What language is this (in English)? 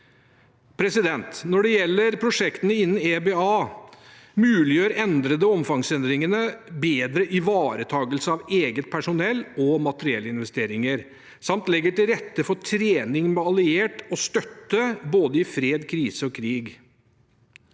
Norwegian